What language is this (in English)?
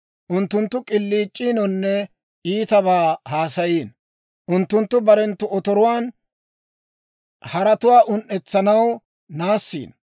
Dawro